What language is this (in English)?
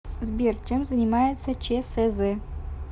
Russian